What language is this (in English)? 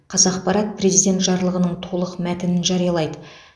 Kazakh